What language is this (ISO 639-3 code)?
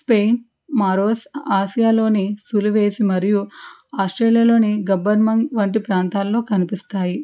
tel